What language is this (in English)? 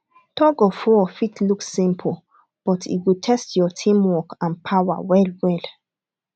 Nigerian Pidgin